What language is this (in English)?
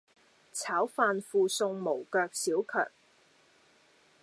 Cantonese